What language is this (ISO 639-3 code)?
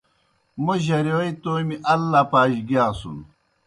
plk